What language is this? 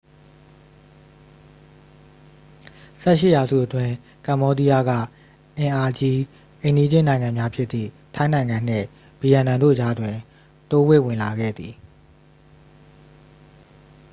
Burmese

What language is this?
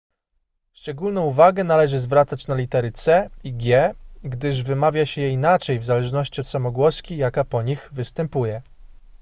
Polish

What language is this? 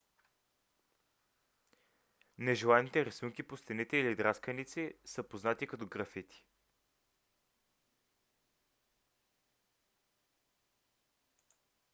Bulgarian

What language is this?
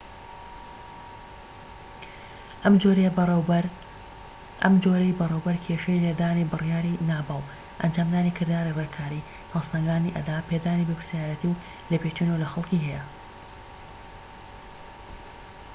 Central Kurdish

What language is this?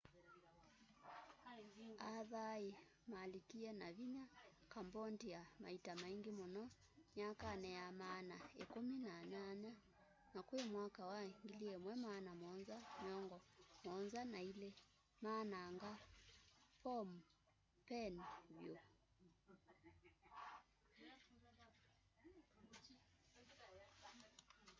Kamba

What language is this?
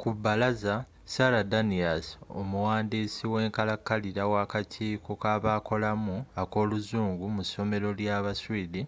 Ganda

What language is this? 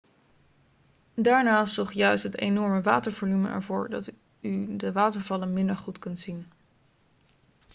Dutch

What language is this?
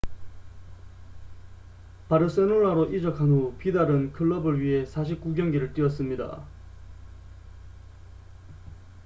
Korean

